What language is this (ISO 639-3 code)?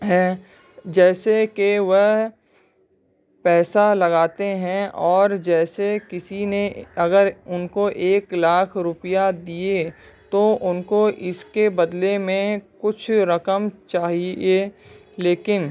urd